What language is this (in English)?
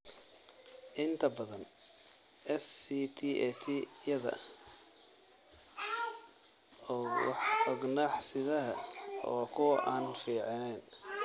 Somali